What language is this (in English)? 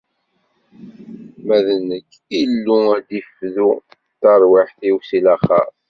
Kabyle